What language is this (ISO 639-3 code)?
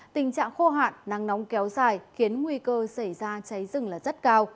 vie